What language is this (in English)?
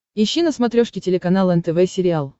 Russian